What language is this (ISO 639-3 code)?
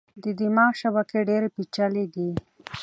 pus